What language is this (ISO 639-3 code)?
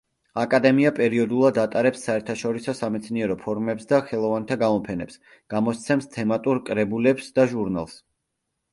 kat